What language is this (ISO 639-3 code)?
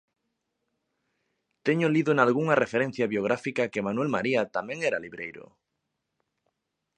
glg